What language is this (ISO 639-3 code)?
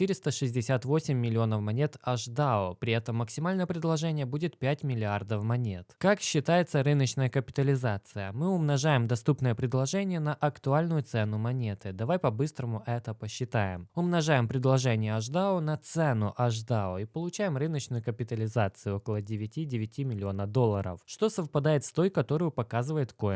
rus